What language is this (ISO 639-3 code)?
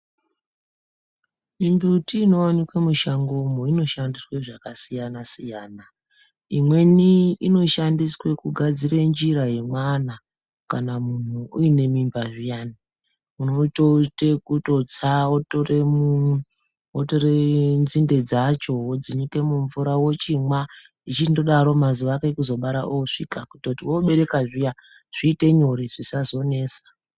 ndc